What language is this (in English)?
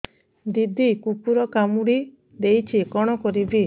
Odia